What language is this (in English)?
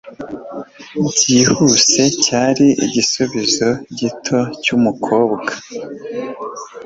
Kinyarwanda